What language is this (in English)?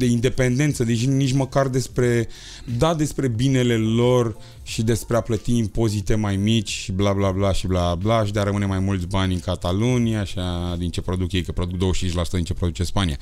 Romanian